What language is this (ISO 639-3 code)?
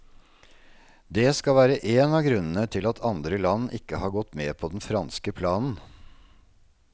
nor